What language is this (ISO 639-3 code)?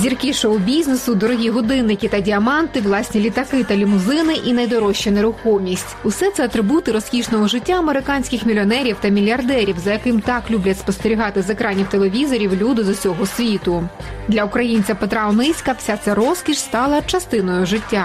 ukr